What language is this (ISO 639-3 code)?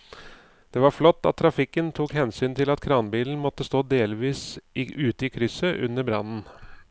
nor